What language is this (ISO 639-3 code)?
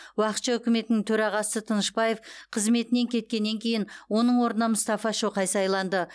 kaz